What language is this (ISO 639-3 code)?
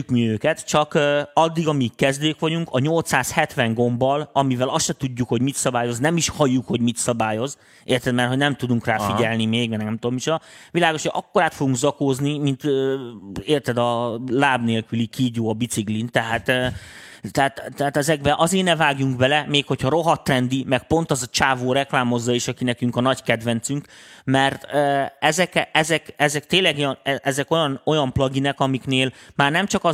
hun